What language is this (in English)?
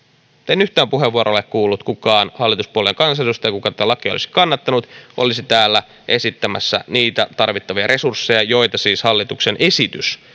Finnish